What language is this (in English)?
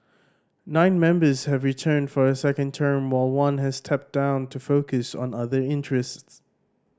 English